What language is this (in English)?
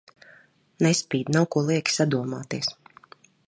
Latvian